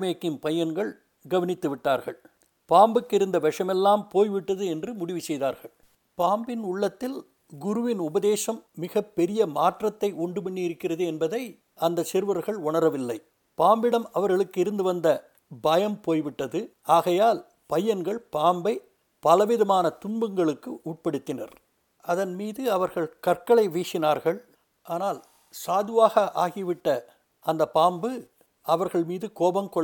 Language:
Tamil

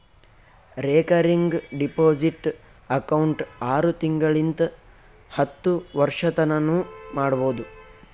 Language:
Kannada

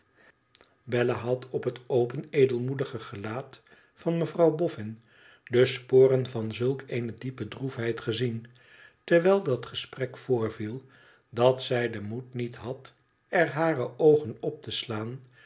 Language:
Dutch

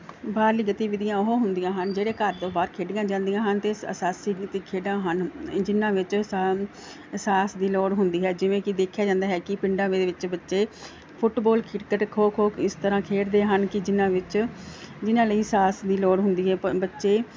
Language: Punjabi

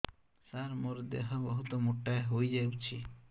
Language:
Odia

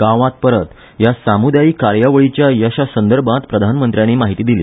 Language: Konkani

